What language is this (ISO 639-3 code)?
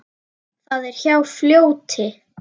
isl